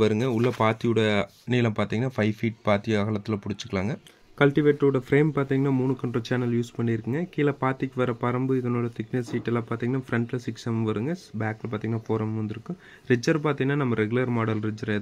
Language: Tamil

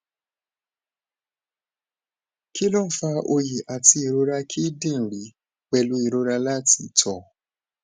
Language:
Yoruba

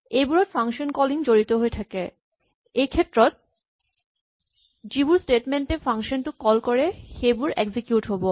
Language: Assamese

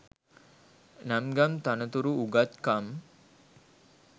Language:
Sinhala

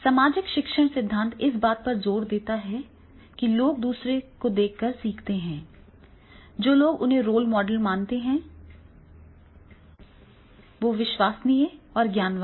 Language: Hindi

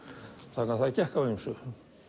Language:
Icelandic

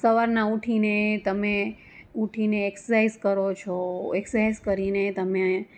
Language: Gujarati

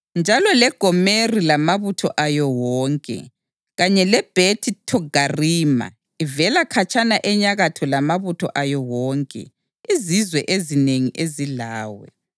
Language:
North Ndebele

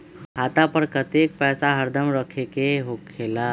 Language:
Magahi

